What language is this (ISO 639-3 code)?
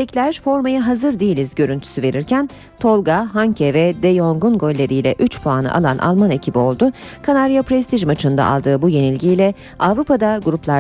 tur